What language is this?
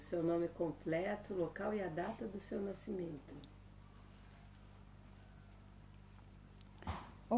Portuguese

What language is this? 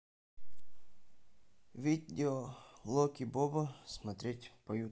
Russian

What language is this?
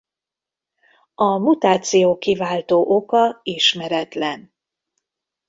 Hungarian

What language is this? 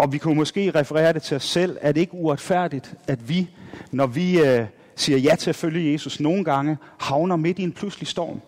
Danish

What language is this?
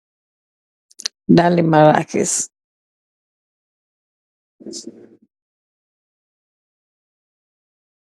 Wolof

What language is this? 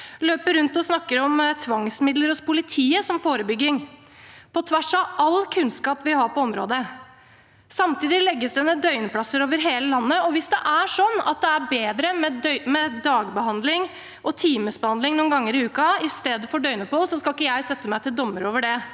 Norwegian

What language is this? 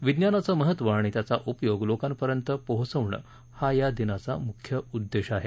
Marathi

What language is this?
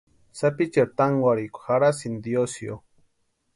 Western Highland Purepecha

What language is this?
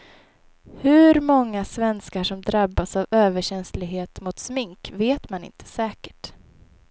Swedish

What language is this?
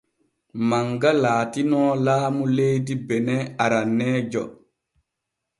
Borgu Fulfulde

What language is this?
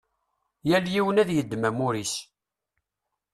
Kabyle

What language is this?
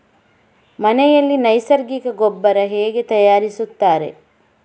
Kannada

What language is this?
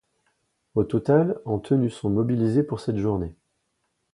French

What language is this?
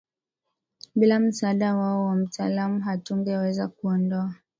Swahili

